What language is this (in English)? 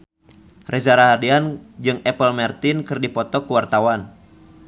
Sundanese